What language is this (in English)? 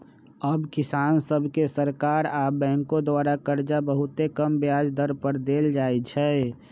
Magahi